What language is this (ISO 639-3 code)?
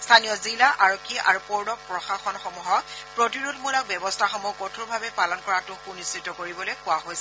asm